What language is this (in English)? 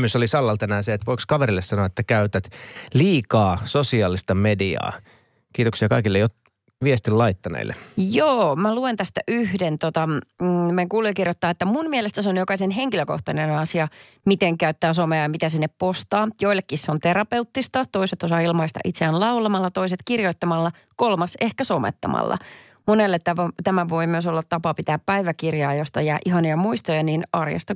Finnish